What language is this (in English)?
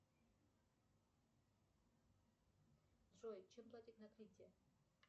Russian